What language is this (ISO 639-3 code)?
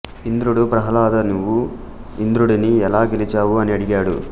tel